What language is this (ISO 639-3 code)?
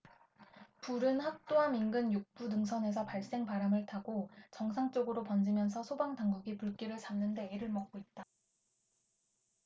kor